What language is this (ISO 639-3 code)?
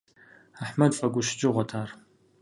kbd